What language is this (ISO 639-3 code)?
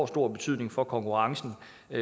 dan